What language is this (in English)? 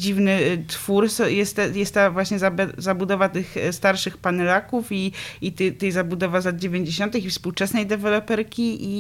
Polish